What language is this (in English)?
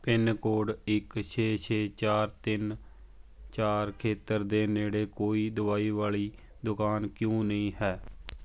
Punjabi